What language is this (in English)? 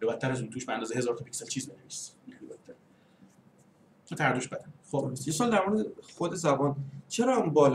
Persian